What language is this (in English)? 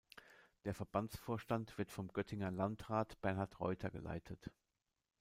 German